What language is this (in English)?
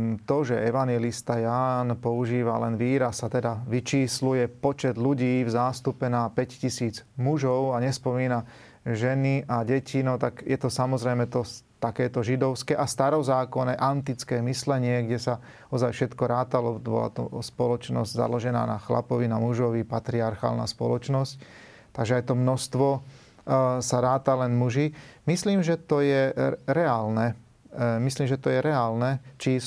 Slovak